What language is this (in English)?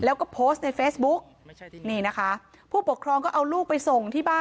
Thai